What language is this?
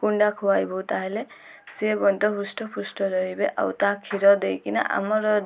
Odia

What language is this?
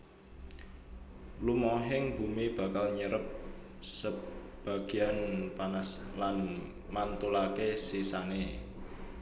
Javanese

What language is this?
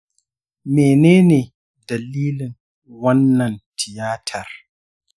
Hausa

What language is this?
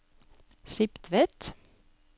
Norwegian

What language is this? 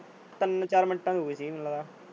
Punjabi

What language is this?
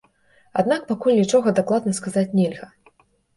Belarusian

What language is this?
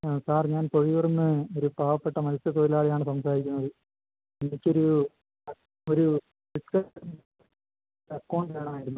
Malayalam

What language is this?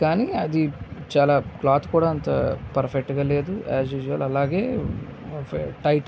Telugu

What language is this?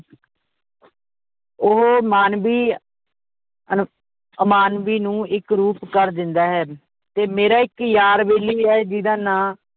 Punjabi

